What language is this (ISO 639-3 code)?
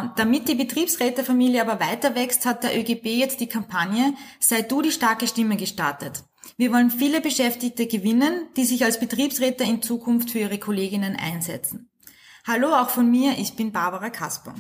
deu